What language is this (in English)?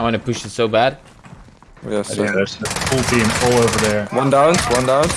English